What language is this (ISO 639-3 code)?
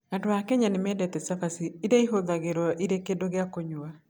kik